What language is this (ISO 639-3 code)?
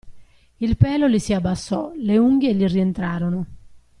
ita